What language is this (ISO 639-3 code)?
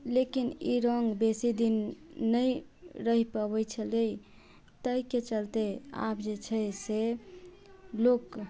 mai